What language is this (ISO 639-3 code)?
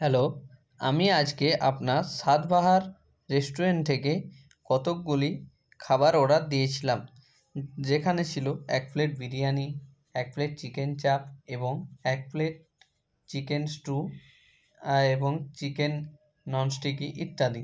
ben